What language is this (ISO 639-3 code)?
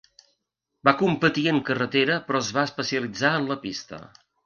cat